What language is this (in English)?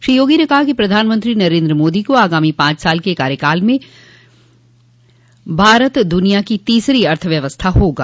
Hindi